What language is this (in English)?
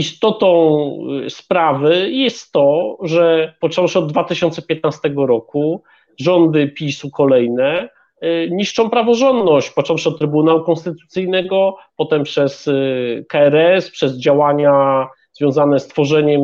Polish